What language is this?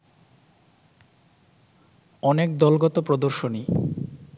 Bangla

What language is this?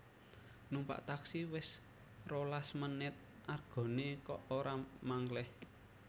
Javanese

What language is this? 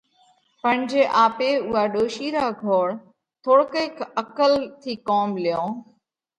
Parkari Koli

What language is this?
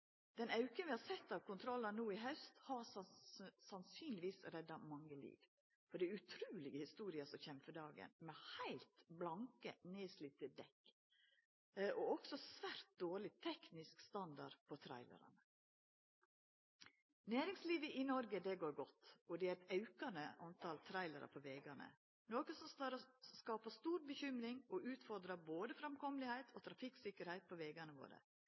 Norwegian Nynorsk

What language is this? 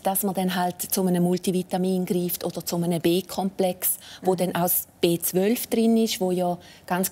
German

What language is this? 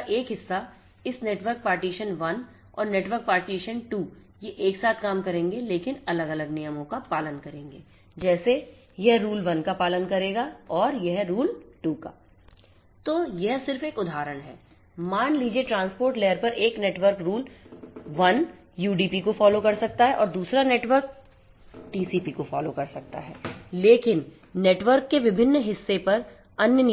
Hindi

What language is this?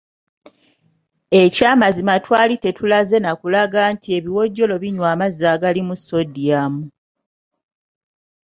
Ganda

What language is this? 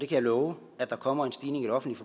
Danish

